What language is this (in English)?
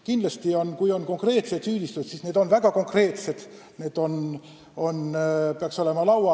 Estonian